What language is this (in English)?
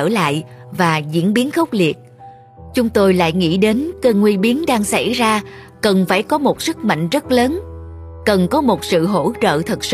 Vietnamese